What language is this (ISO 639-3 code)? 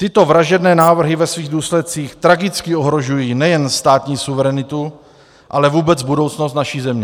ces